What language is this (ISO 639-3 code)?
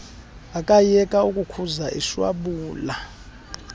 xho